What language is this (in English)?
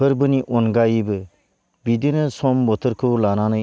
Bodo